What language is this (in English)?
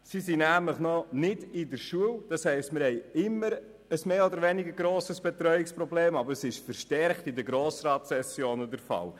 Swiss German